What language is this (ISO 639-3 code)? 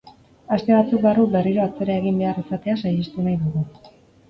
eus